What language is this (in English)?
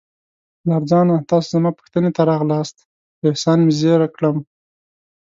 Pashto